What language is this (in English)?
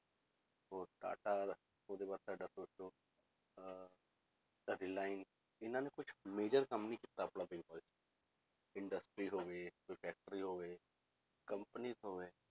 Punjabi